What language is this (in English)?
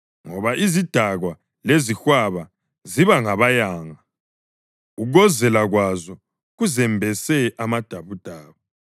North Ndebele